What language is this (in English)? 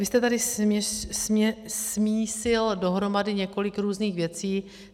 Czech